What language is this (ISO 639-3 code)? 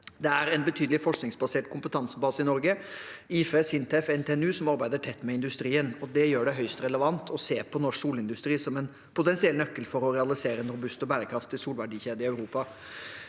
nor